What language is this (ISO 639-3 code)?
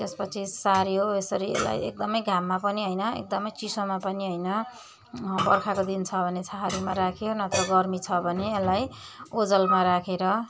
nep